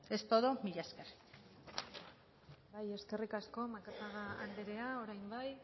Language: Basque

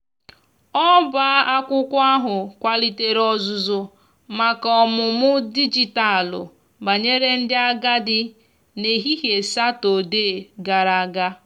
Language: Igbo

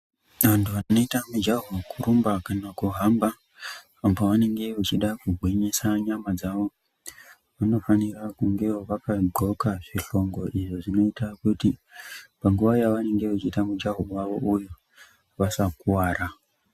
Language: Ndau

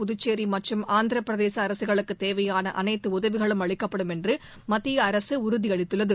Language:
Tamil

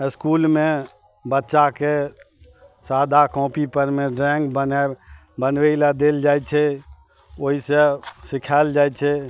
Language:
Maithili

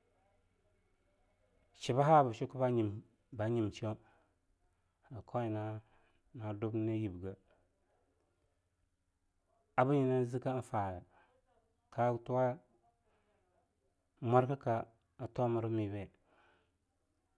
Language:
Longuda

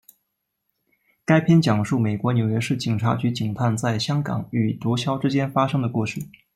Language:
Chinese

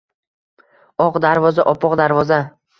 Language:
Uzbek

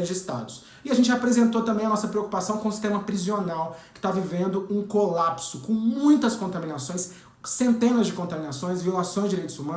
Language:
Portuguese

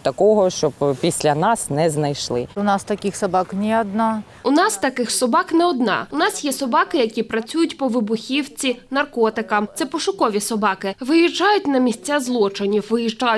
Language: Ukrainian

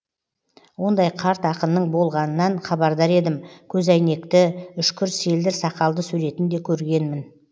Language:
Kazakh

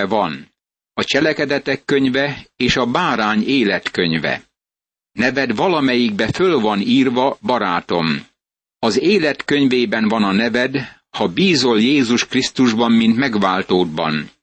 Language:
Hungarian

